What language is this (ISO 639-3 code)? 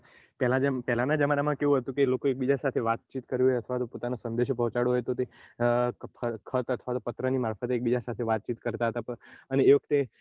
guj